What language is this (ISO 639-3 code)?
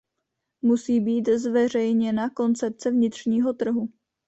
ces